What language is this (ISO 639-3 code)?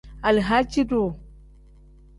kdh